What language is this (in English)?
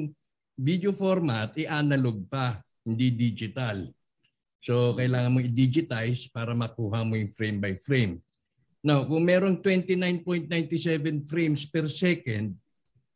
Filipino